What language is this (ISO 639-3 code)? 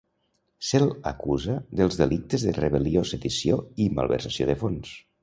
cat